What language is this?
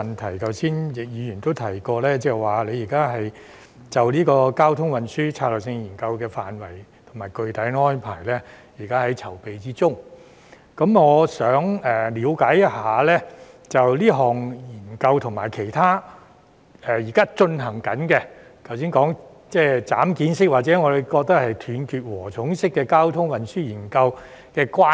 Cantonese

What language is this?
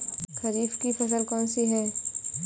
Hindi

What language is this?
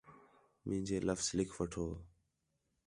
Khetrani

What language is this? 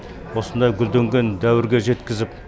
Kazakh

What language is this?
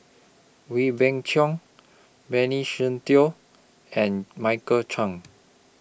English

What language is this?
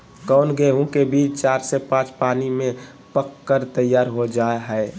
Magahi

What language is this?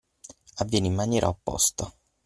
Italian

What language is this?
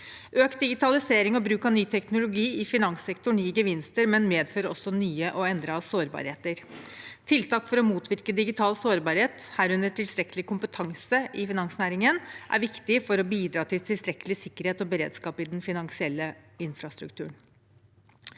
Norwegian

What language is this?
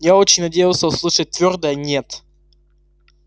Russian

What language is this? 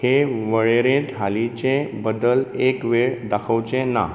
Konkani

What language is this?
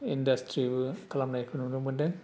Bodo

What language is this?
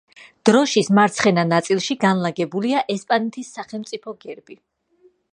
Georgian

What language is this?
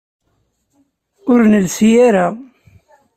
Kabyle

